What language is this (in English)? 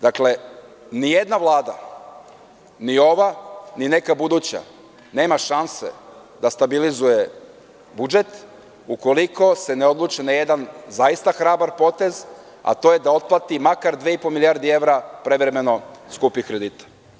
Serbian